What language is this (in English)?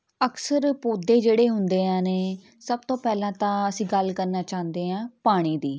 Punjabi